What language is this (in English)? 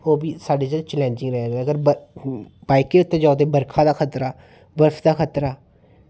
Dogri